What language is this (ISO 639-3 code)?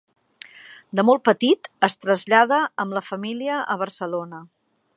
cat